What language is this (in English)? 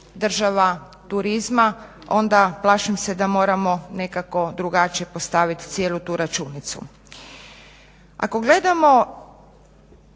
Croatian